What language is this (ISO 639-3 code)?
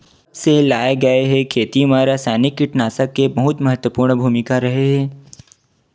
hne